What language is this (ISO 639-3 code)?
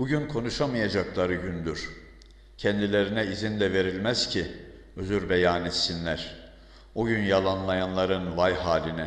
tur